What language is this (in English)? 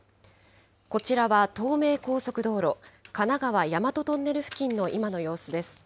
Japanese